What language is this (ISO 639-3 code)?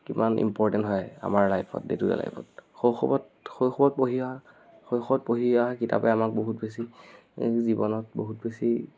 asm